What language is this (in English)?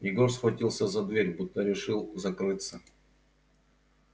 Russian